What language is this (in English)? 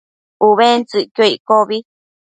Matsés